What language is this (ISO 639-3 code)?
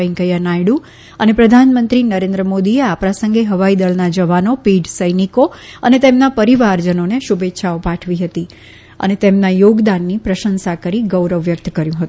guj